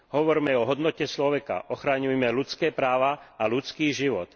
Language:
Slovak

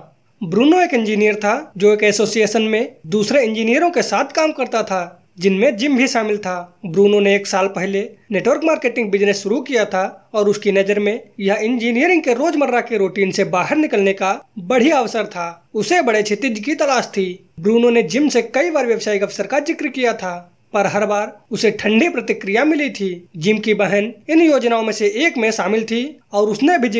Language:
Hindi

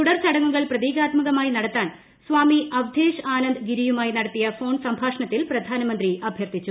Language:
Malayalam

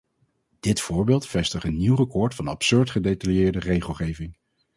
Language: Dutch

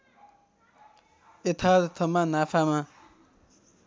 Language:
Nepali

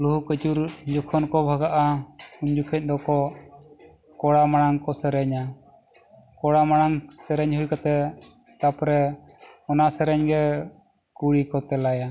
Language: Santali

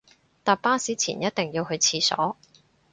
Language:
Cantonese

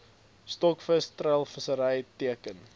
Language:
Afrikaans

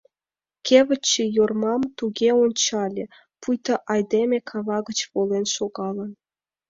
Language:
Mari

